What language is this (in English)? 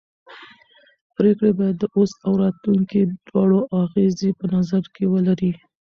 Pashto